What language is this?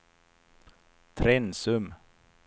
Swedish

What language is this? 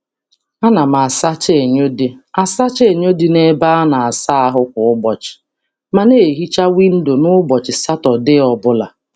Igbo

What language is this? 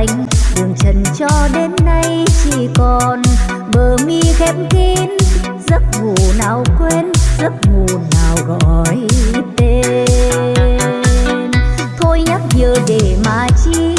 Vietnamese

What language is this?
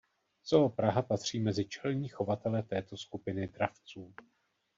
Czech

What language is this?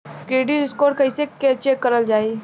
Bhojpuri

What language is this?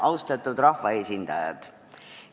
Estonian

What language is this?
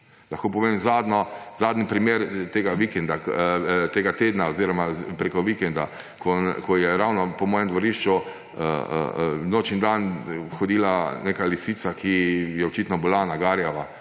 Slovenian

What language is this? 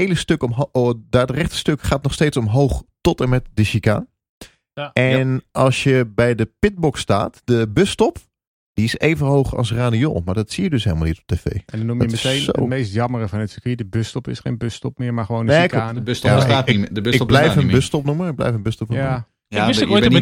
Dutch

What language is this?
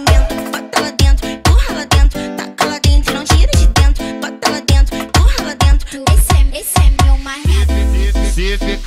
Romanian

